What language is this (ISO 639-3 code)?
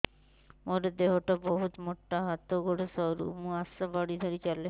ori